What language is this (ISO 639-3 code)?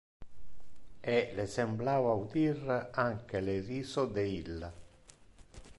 ina